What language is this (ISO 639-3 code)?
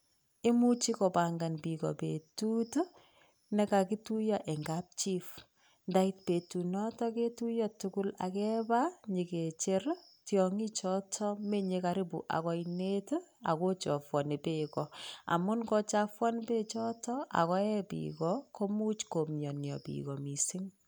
kln